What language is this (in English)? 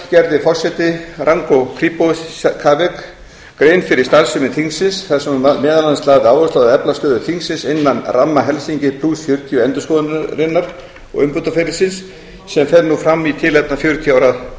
Icelandic